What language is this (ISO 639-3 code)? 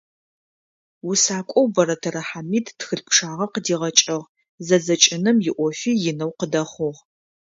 ady